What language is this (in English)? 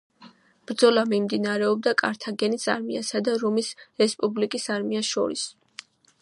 Georgian